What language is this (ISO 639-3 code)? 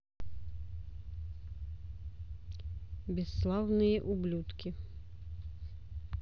rus